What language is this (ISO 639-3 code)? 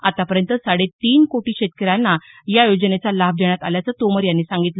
mar